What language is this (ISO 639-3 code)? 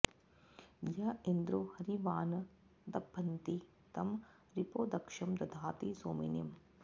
san